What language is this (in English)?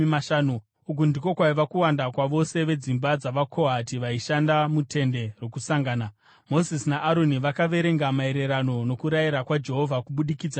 Shona